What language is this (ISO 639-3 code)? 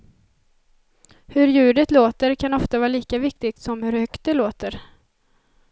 swe